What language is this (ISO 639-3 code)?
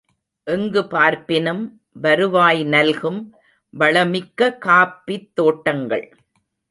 tam